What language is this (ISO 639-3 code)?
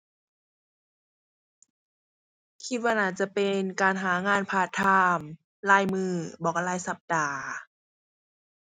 tha